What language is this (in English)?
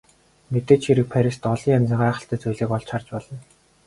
Mongolian